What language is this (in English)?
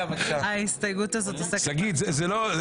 Hebrew